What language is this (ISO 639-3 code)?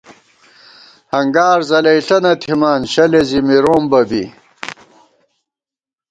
gwt